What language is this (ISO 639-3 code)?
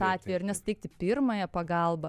lit